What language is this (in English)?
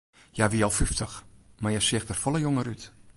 Western Frisian